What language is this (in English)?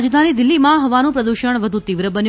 Gujarati